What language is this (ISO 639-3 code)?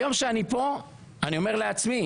heb